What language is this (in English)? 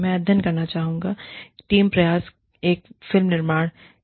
Hindi